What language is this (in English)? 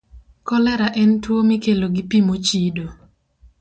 Luo (Kenya and Tanzania)